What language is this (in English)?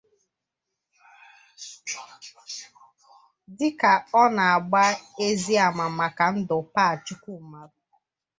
Igbo